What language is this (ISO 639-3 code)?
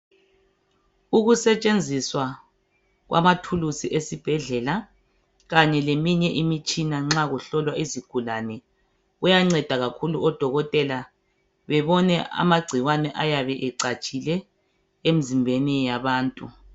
nde